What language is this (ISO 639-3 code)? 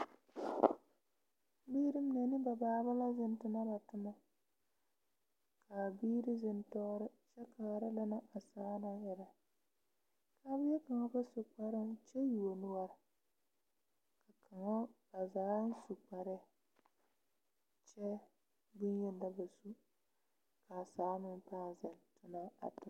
dga